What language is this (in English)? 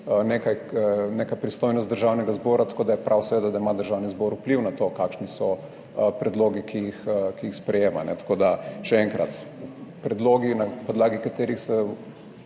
Slovenian